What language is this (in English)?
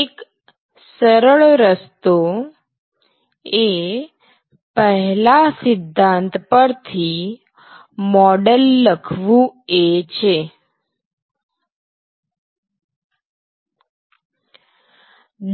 Gujarati